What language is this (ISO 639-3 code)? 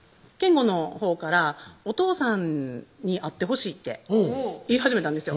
jpn